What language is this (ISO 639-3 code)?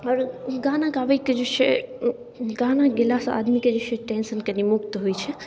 mai